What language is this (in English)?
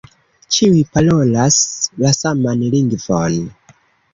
Esperanto